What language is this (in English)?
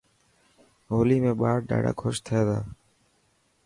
Dhatki